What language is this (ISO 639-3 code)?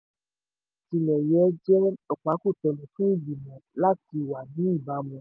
yor